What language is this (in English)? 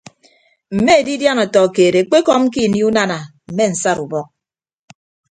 Ibibio